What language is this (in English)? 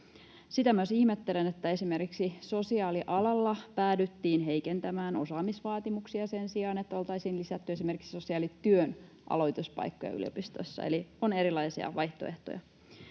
Finnish